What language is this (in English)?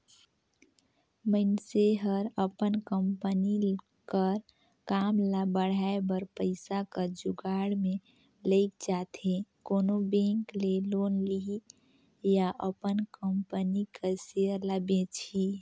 Chhattisgarhi